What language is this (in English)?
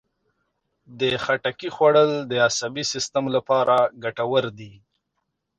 Pashto